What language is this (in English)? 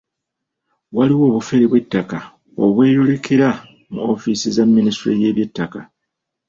Ganda